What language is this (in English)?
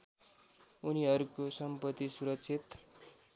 Nepali